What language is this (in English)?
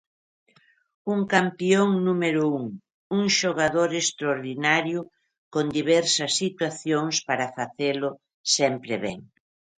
Galician